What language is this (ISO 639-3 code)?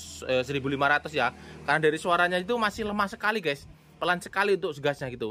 ind